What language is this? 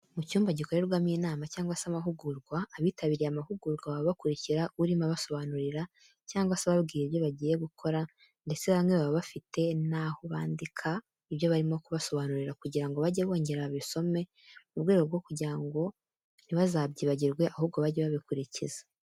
Kinyarwanda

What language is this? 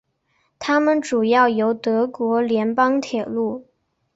Chinese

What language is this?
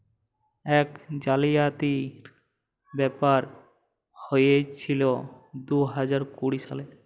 Bangla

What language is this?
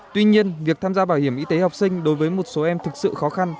Vietnamese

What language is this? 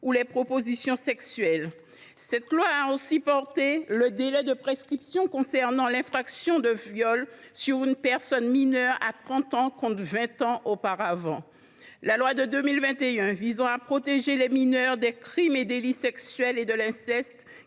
French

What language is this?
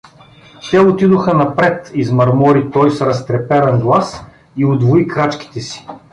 Bulgarian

